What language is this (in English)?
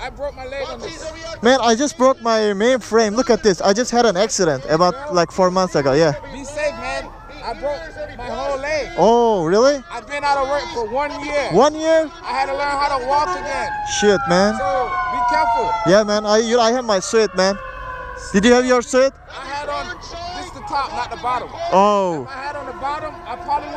Turkish